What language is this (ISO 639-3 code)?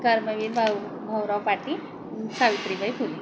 mar